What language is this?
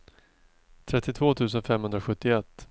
Swedish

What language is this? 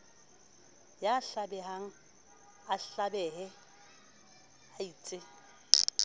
Southern Sotho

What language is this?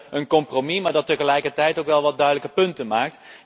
Dutch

